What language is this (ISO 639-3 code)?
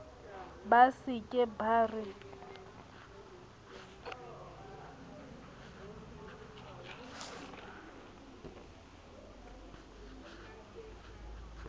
sot